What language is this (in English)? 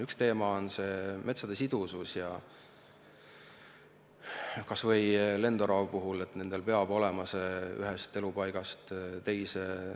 Estonian